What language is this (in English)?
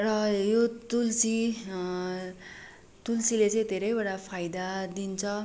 Nepali